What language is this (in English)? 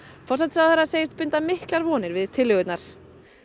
Icelandic